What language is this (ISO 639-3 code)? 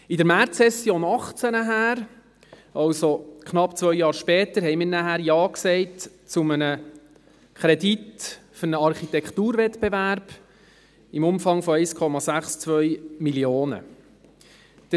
gsw